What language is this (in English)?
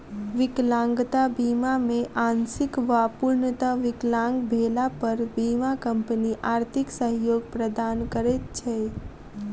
Maithili